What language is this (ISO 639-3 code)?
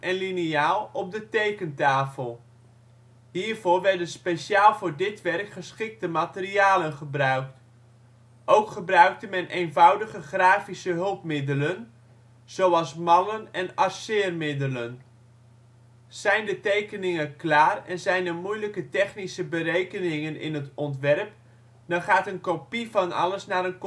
nld